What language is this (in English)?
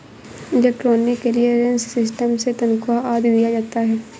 Hindi